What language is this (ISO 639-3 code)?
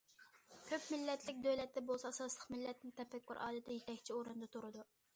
uig